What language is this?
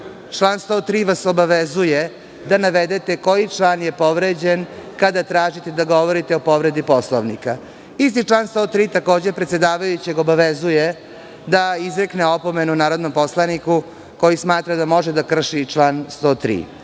Serbian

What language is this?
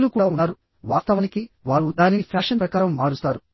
Telugu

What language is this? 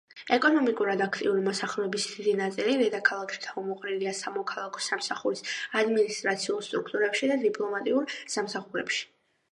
Georgian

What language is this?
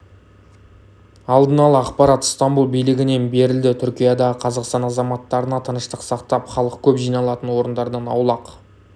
Kazakh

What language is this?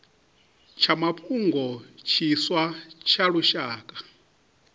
Venda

